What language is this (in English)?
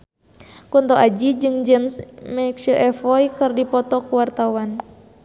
Sundanese